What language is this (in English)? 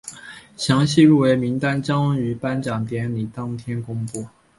Chinese